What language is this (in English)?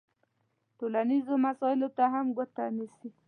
Pashto